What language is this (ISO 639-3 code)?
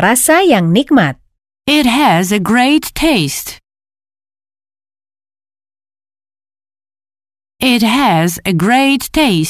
ind